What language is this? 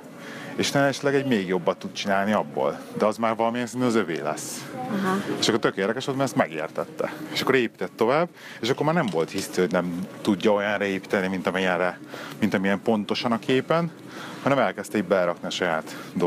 Hungarian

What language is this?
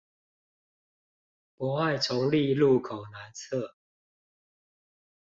Chinese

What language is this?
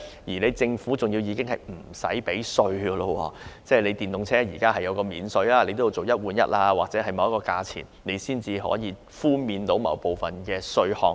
Cantonese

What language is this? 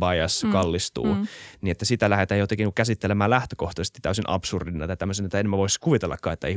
Finnish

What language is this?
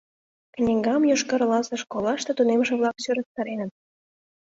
Mari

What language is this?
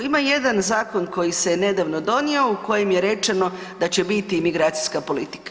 Croatian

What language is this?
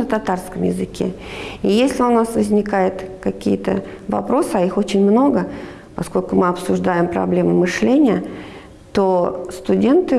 Russian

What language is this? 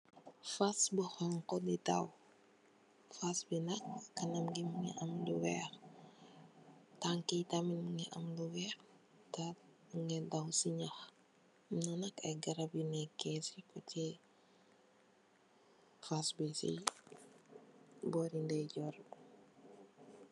Wolof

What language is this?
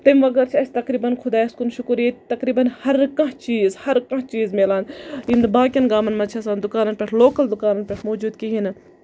Kashmiri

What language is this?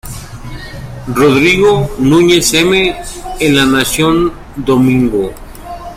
Spanish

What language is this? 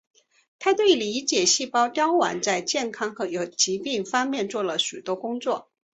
Chinese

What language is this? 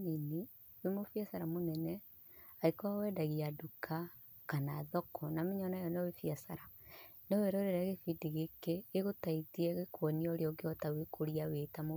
Kikuyu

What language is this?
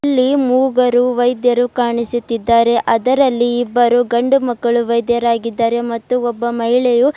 Kannada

